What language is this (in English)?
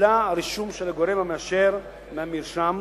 Hebrew